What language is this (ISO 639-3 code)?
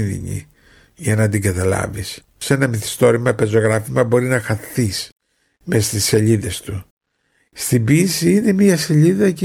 ell